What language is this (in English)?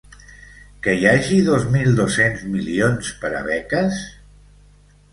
Catalan